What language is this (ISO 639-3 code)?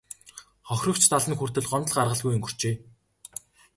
mon